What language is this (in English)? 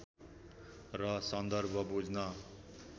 Nepali